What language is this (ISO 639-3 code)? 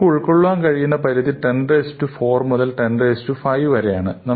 mal